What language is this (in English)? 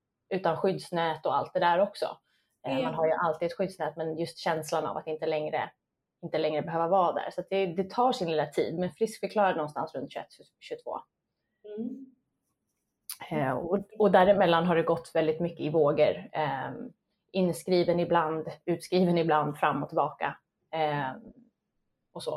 Swedish